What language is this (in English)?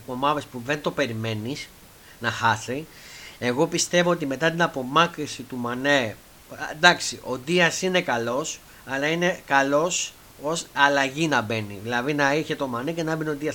Greek